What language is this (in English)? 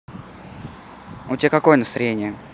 Russian